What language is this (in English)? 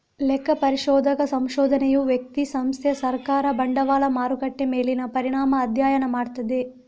Kannada